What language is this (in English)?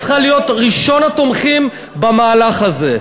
Hebrew